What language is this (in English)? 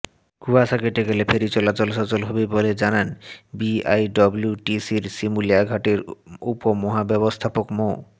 Bangla